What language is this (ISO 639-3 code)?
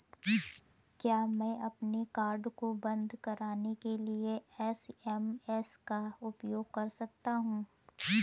hin